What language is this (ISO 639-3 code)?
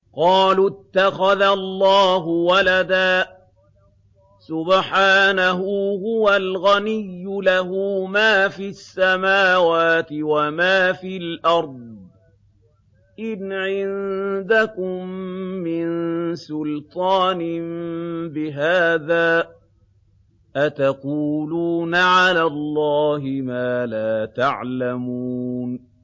ara